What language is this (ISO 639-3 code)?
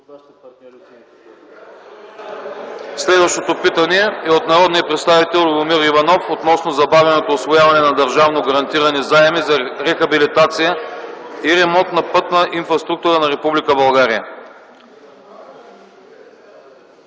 bul